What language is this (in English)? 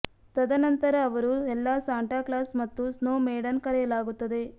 Kannada